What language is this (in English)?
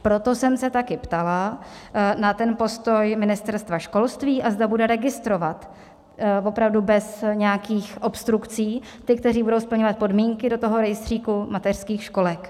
Czech